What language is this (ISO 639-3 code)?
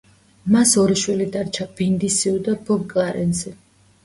kat